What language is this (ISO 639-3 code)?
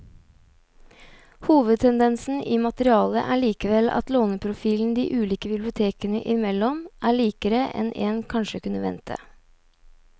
nor